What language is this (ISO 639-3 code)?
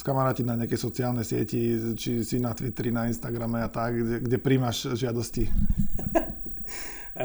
slk